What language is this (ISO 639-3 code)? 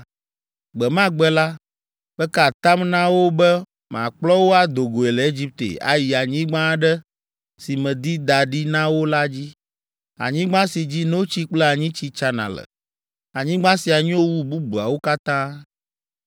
ewe